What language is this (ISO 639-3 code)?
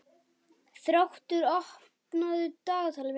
isl